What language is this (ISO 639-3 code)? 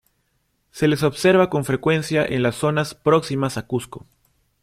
spa